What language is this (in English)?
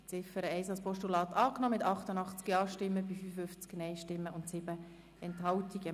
Swiss German